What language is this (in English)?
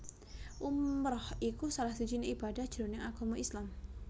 Javanese